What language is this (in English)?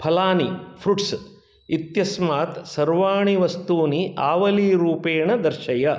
Sanskrit